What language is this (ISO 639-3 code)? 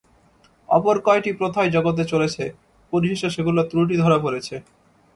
ben